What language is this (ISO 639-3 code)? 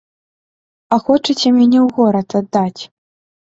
bel